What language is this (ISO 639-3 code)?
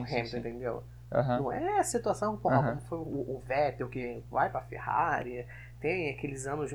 por